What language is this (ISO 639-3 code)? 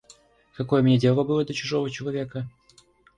rus